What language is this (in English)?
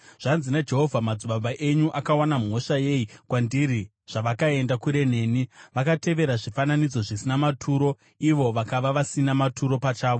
Shona